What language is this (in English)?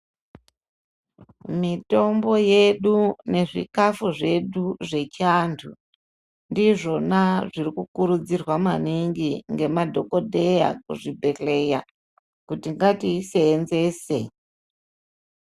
Ndau